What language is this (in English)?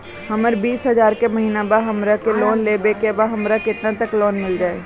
Bhojpuri